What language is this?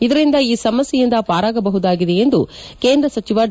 Kannada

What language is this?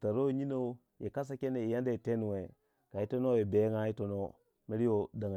Waja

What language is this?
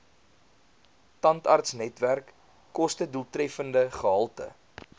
Afrikaans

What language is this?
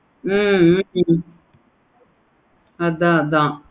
Tamil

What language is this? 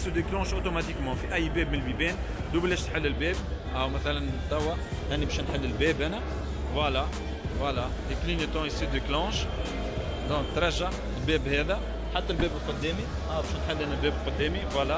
French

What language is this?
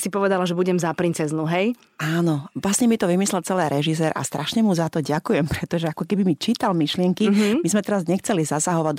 Slovak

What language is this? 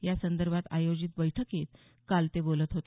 Marathi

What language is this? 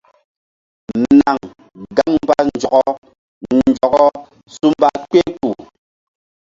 Mbum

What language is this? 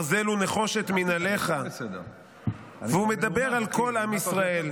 Hebrew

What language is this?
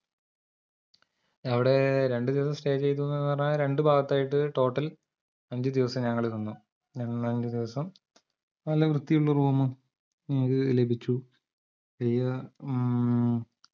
Malayalam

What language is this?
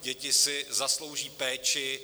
Czech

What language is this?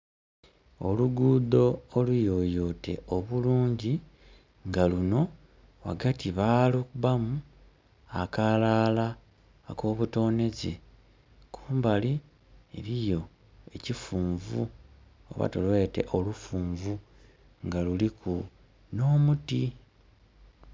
Soga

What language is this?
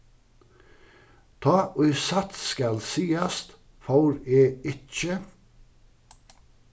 Faroese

